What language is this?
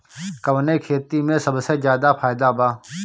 Bhojpuri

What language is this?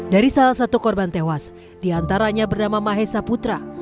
Indonesian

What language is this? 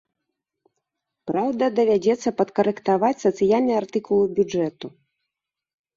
Belarusian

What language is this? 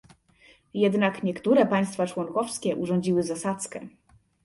Polish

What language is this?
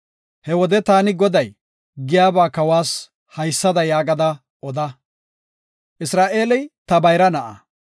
Gofa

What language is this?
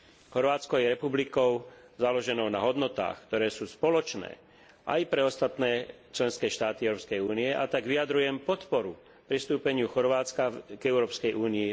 Slovak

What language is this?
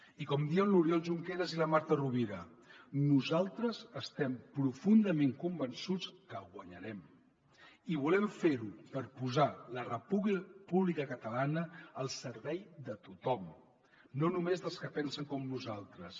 Catalan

